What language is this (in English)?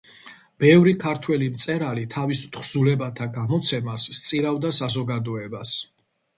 Georgian